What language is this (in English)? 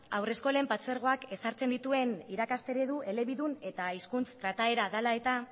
Basque